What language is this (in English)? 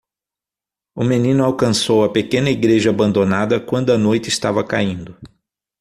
Portuguese